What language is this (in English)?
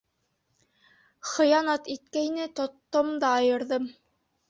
Bashkir